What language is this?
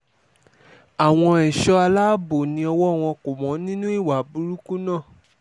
Yoruba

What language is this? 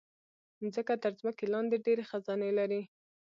Pashto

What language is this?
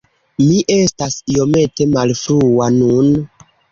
Esperanto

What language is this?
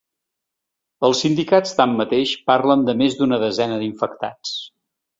Catalan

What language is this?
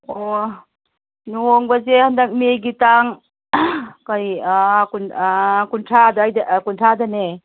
Manipuri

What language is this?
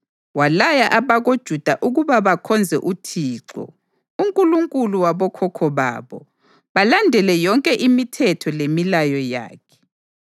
North Ndebele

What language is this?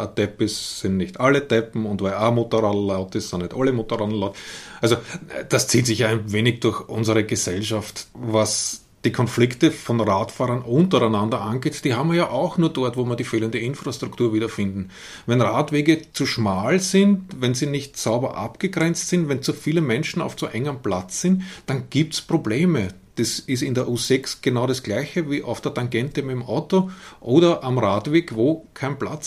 German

